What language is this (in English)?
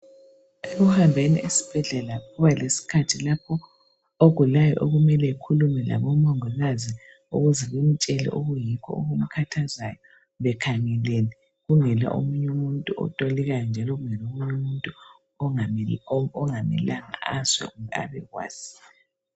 North Ndebele